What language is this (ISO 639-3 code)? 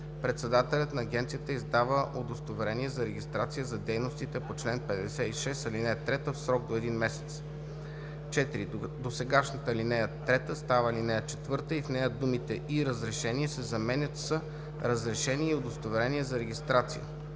bul